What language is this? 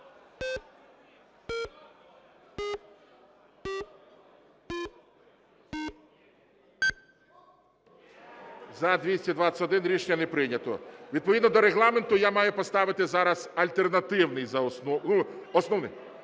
Ukrainian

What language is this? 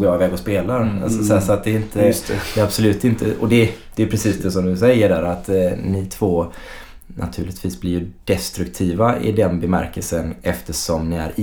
Swedish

